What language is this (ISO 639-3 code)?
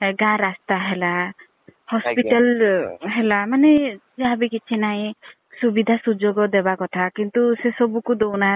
ori